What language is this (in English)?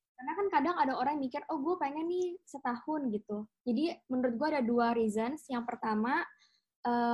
Indonesian